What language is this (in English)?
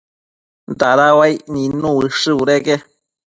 Matsés